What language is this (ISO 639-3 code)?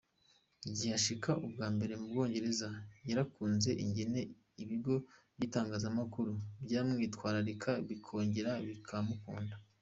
kin